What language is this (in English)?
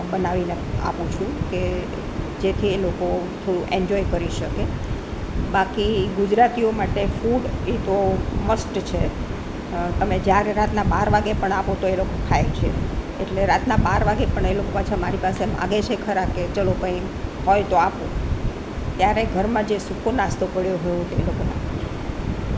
Gujarati